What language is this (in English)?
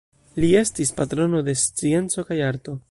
Esperanto